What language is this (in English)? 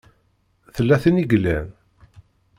Kabyle